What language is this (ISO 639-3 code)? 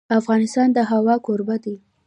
pus